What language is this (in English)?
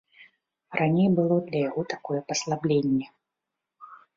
Belarusian